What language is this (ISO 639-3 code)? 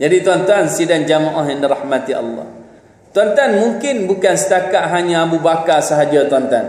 msa